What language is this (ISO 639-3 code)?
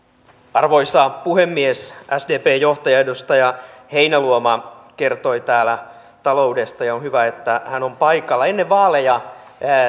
fin